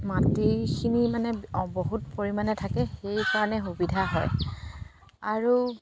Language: Assamese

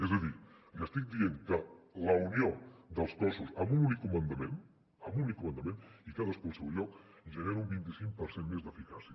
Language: Catalan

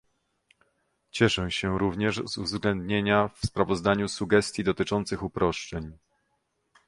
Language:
Polish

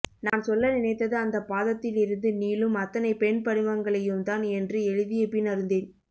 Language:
Tamil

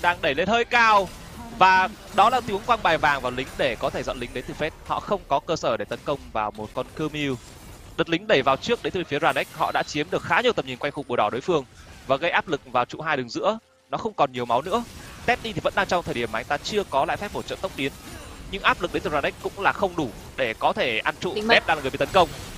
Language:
Vietnamese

